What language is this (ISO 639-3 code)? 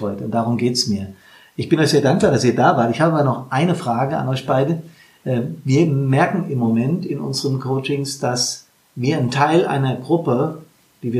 deu